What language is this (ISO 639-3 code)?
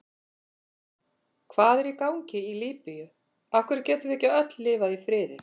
isl